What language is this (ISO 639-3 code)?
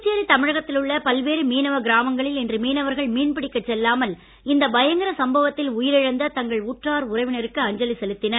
tam